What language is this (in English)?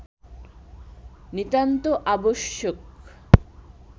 Bangla